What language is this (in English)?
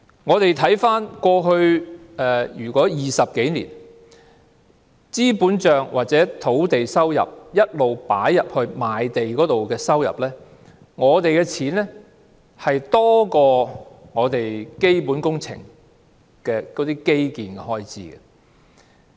Cantonese